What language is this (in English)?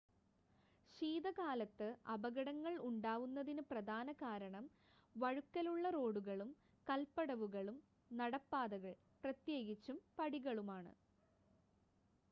Malayalam